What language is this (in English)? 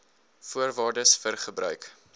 Afrikaans